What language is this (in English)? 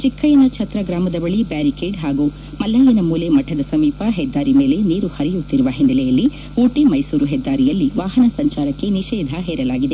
Kannada